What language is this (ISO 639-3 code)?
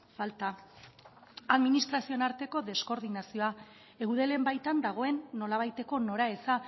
eus